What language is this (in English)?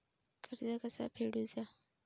Marathi